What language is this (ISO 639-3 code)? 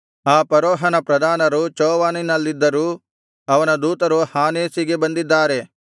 kan